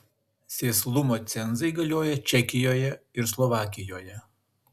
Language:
Lithuanian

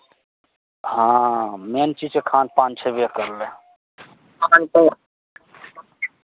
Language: Maithili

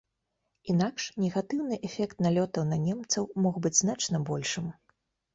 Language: Belarusian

